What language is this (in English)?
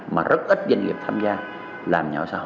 Vietnamese